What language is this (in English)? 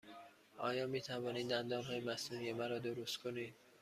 Persian